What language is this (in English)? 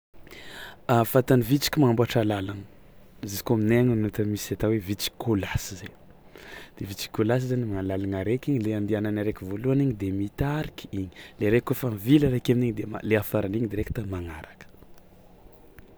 Tsimihety Malagasy